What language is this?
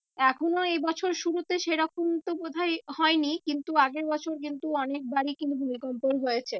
Bangla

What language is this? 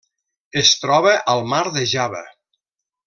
Catalan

